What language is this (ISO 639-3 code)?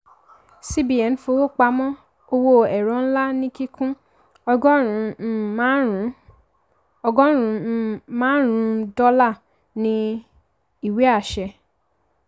yor